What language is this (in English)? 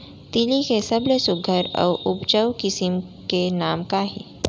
Chhattisgarhi